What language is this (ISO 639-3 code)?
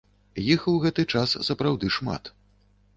bel